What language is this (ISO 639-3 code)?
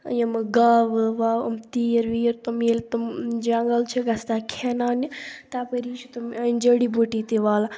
kas